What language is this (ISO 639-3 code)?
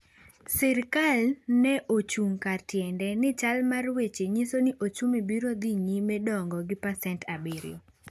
luo